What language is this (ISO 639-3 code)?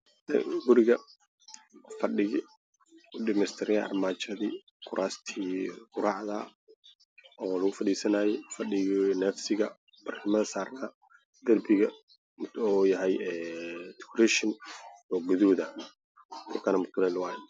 som